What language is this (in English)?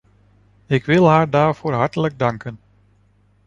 Dutch